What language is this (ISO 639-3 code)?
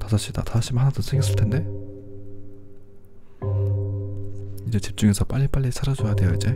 kor